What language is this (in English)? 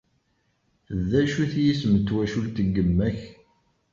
Kabyle